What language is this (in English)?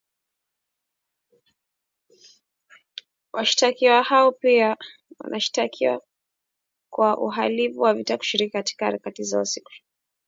Swahili